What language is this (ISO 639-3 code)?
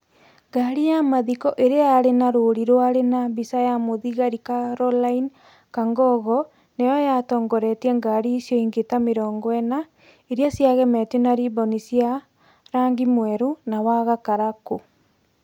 kik